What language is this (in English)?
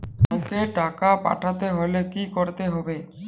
Bangla